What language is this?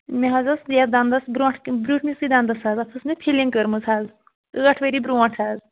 Kashmiri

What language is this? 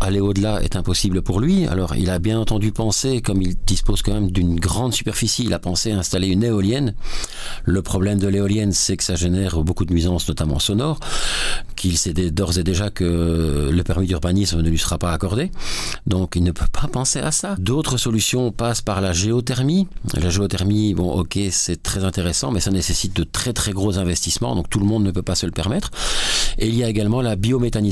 French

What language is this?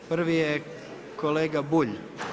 Croatian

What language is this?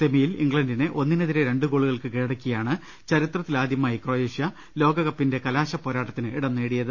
Malayalam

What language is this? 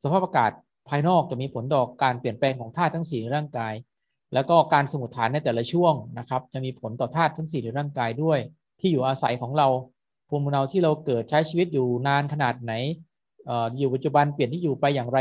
Thai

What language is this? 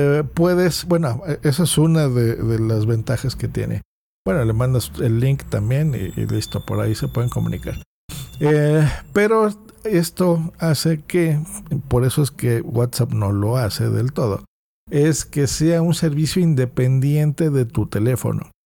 Spanish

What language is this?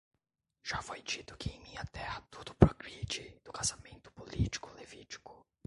Portuguese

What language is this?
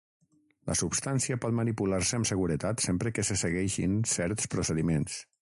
Catalan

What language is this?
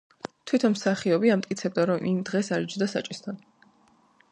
Georgian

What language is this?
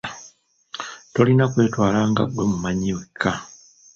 Ganda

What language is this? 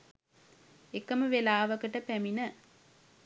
Sinhala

